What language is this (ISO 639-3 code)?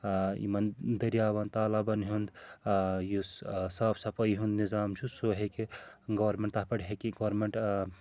kas